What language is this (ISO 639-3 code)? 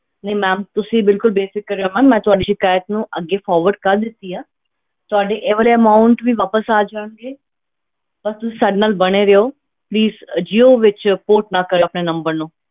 pan